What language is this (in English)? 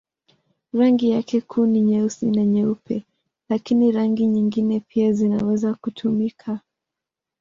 Swahili